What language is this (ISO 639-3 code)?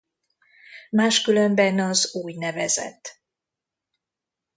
hun